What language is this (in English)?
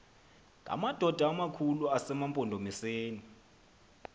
Xhosa